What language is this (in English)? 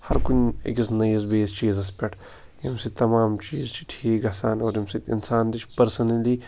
Kashmiri